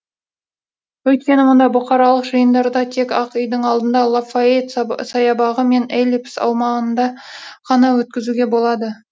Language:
Kazakh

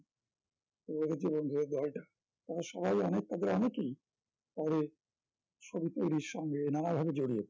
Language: Bangla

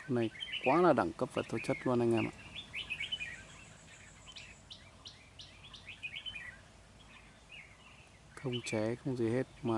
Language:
Vietnamese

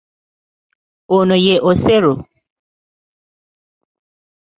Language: Ganda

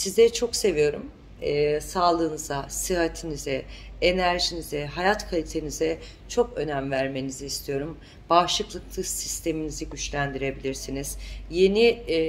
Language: Turkish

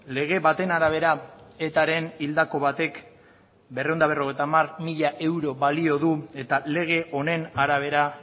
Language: Basque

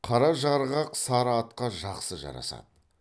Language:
Kazakh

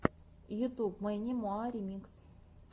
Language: Russian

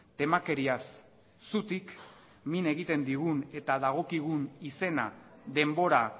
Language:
Basque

